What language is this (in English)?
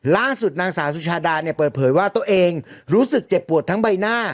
Thai